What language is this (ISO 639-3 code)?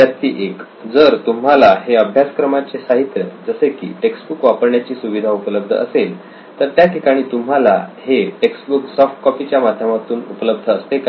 mar